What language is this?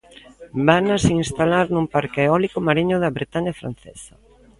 Galician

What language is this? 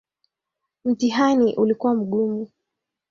Swahili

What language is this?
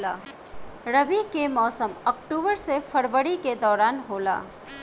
Bhojpuri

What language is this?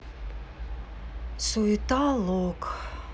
Russian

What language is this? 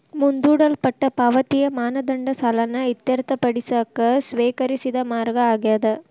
Kannada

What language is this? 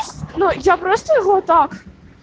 Russian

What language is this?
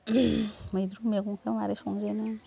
Bodo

